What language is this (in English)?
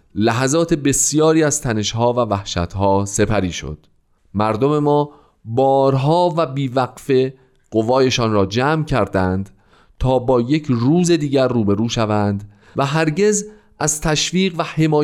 Persian